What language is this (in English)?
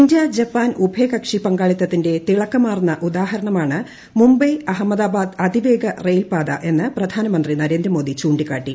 Malayalam